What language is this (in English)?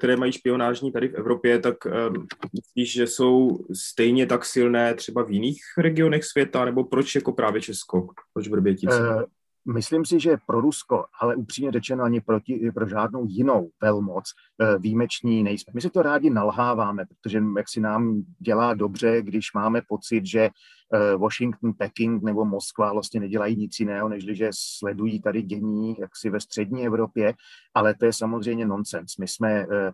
Czech